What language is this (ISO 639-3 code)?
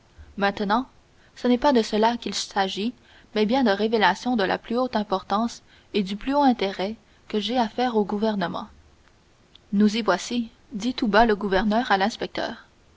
fra